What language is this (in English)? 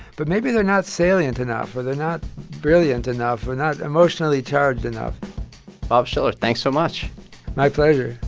English